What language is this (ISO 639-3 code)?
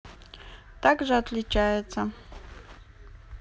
rus